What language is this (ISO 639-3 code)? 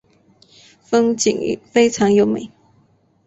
zho